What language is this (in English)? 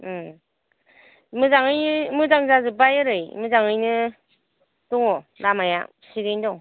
Bodo